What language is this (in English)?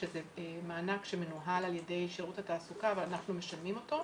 Hebrew